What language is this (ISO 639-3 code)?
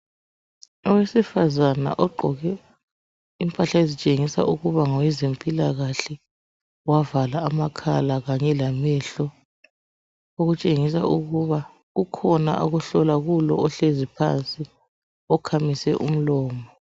nde